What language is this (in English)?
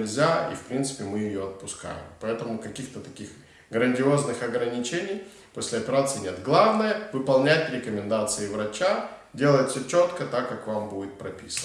Russian